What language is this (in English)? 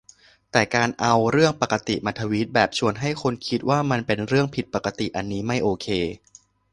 Thai